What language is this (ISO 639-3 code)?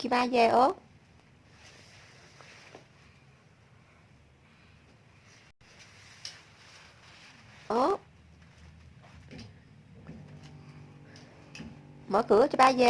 vie